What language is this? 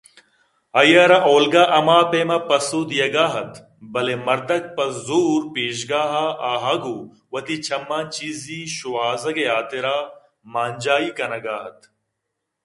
Eastern Balochi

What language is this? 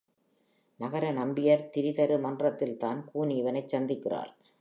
Tamil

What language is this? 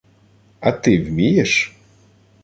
Ukrainian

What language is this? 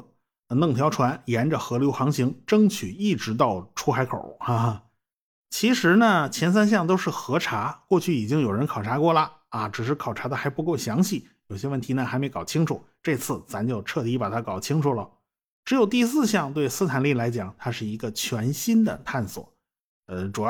Chinese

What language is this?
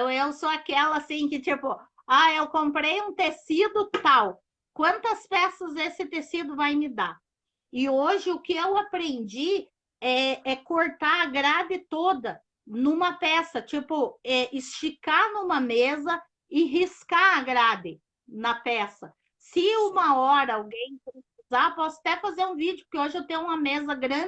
Portuguese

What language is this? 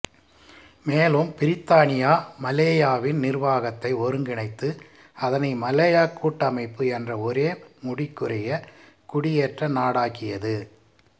Tamil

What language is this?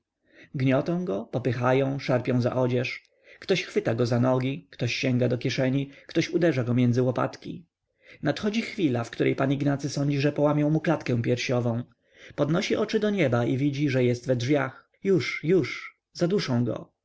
Polish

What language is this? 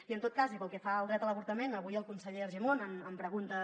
Catalan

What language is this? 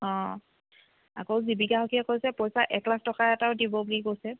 Assamese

